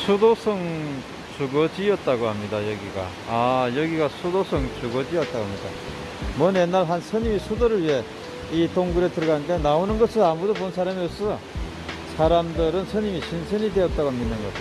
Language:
Korean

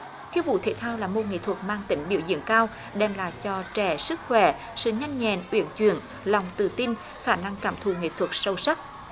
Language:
Vietnamese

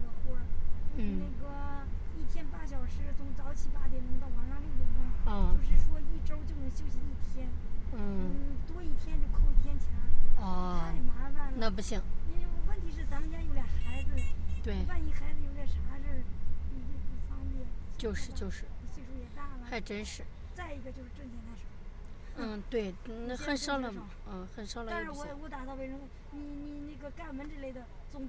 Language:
Chinese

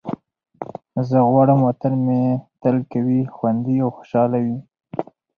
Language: Pashto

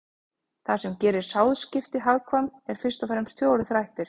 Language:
Icelandic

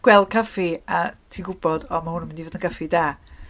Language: Welsh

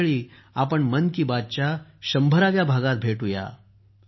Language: Marathi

